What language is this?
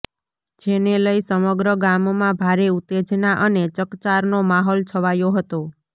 Gujarati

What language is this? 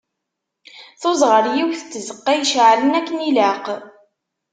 Kabyle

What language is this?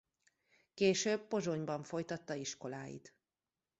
Hungarian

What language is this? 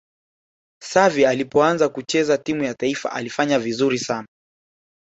Swahili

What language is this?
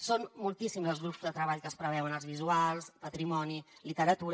Catalan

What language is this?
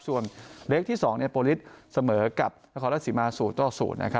Thai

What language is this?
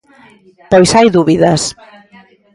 Galician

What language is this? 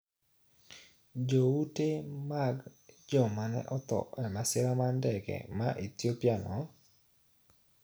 Luo (Kenya and Tanzania)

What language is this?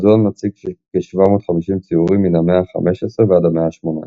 Hebrew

